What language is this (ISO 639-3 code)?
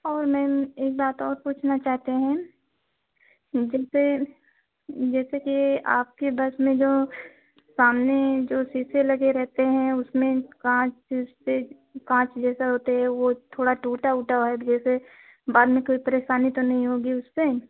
hin